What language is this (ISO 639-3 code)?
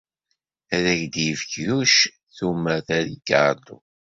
kab